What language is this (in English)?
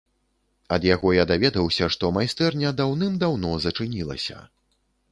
Belarusian